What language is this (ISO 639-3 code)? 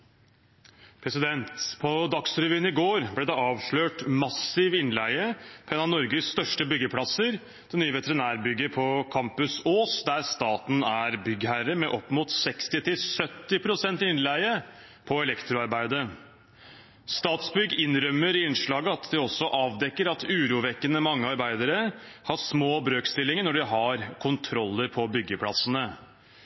nob